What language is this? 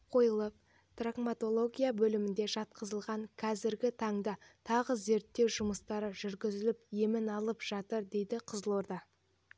Kazakh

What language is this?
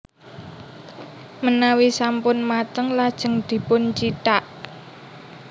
Javanese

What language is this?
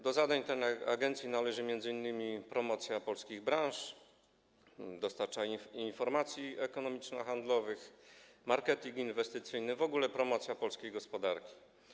Polish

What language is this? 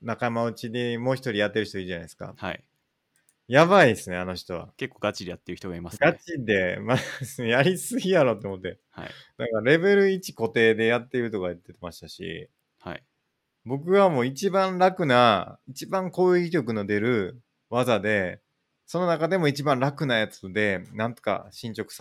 Japanese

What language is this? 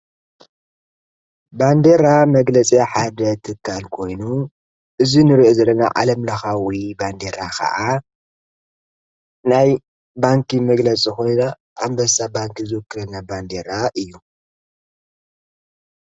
Tigrinya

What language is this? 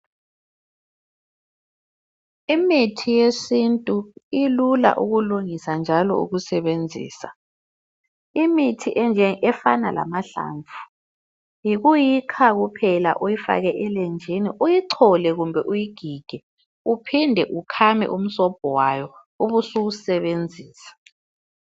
North Ndebele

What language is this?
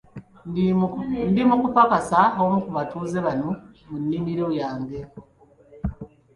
Ganda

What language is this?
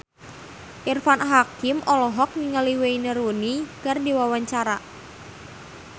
Sundanese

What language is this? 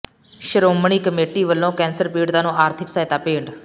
Punjabi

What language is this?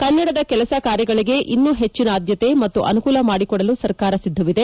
Kannada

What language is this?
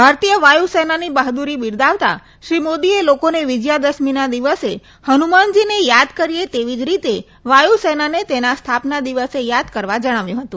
Gujarati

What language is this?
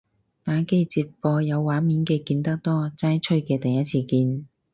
Cantonese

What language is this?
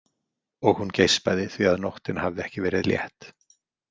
Icelandic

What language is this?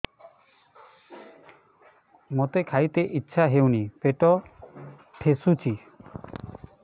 Odia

